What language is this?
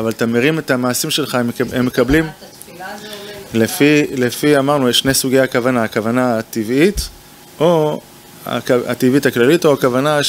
Hebrew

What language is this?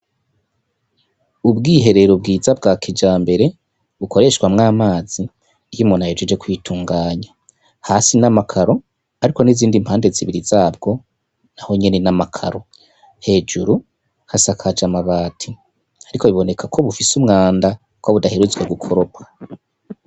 Rundi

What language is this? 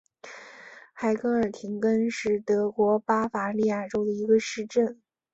Chinese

